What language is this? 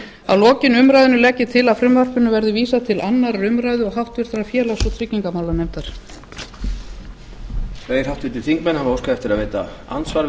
Icelandic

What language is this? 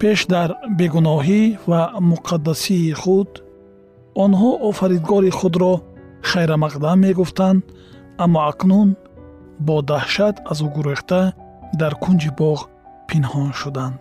Persian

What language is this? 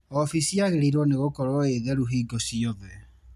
Kikuyu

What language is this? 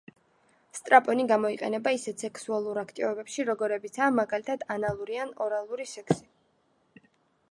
Georgian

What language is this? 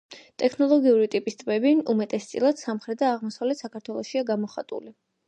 Georgian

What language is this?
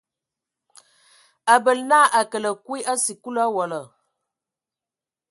Ewondo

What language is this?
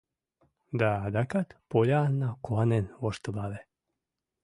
Mari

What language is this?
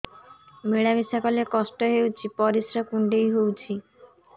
Odia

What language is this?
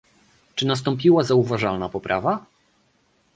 Polish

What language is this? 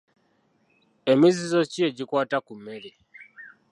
Ganda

